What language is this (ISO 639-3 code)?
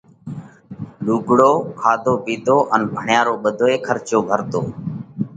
kvx